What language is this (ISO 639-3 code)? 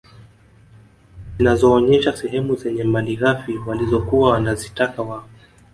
swa